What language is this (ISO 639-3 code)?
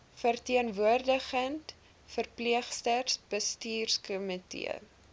afr